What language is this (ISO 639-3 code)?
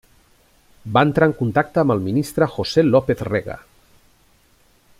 cat